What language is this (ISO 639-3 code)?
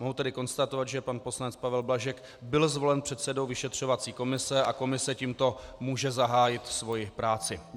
ces